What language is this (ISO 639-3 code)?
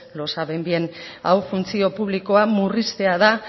eus